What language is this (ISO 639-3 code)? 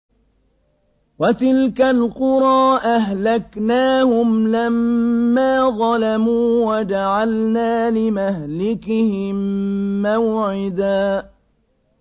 ara